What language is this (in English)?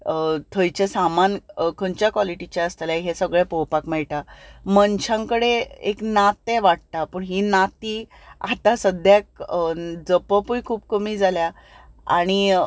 Konkani